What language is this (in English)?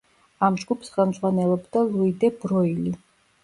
Georgian